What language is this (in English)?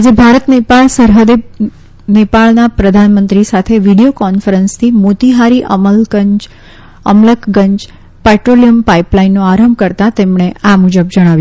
Gujarati